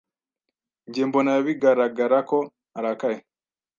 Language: Kinyarwanda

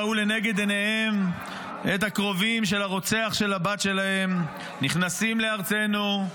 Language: Hebrew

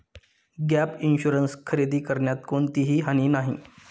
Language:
Marathi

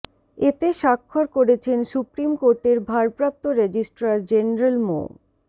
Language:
Bangla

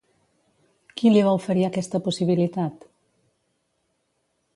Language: Catalan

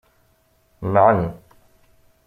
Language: Kabyle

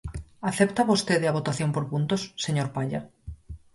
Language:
Galician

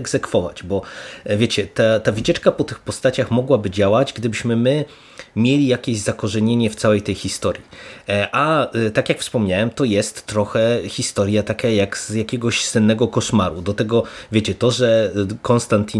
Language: Polish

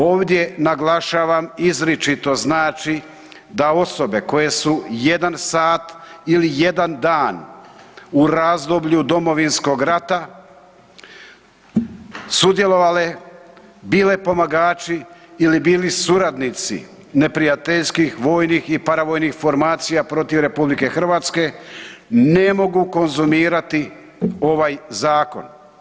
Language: Croatian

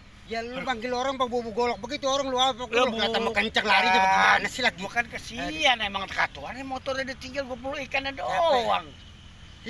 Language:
Indonesian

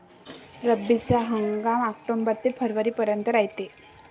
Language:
Marathi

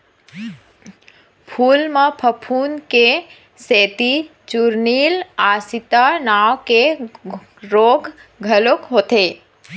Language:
Chhattisgarhi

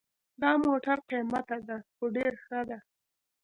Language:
Pashto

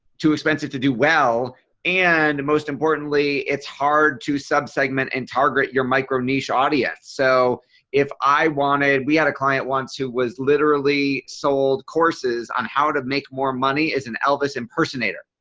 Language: English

